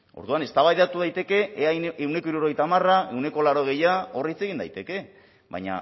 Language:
Basque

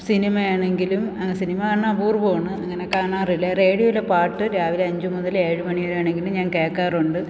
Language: Malayalam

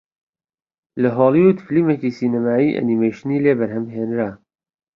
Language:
Central Kurdish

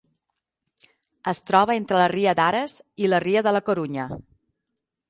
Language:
Catalan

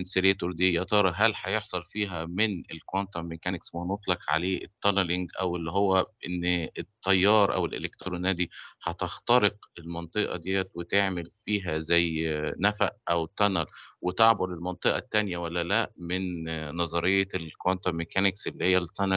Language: Arabic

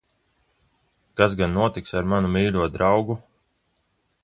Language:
Latvian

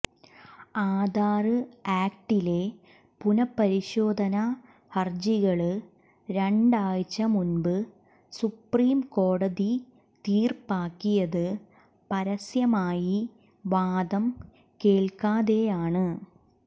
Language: Malayalam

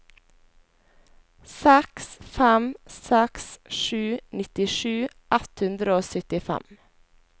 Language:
Norwegian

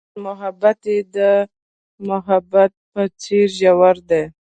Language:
Pashto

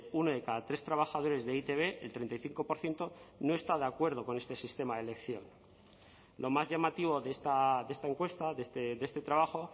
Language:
Spanish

